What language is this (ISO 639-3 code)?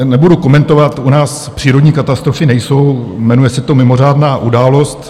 ces